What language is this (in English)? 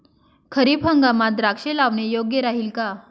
Marathi